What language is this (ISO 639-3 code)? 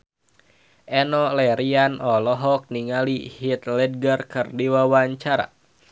sun